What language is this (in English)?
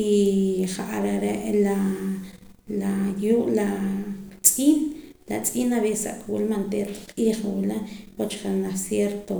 Poqomam